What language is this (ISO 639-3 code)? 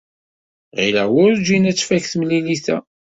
kab